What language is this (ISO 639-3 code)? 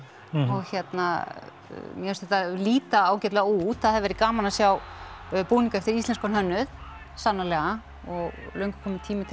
isl